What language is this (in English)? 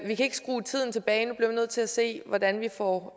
Danish